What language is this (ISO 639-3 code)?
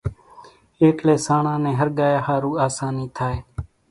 gjk